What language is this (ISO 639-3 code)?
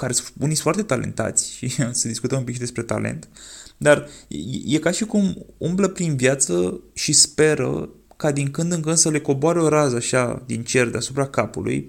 ron